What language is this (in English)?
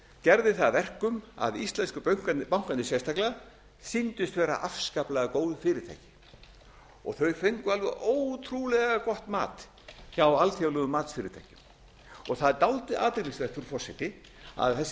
Icelandic